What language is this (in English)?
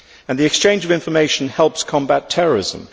English